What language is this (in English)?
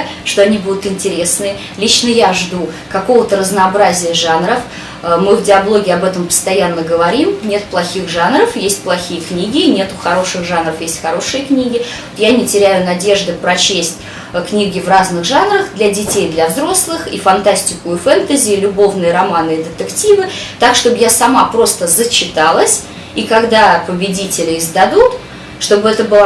Russian